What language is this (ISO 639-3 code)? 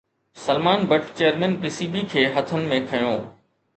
snd